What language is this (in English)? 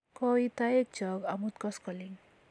Kalenjin